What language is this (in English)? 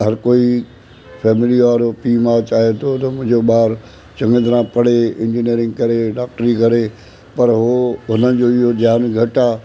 Sindhi